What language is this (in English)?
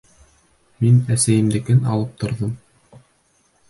Bashkir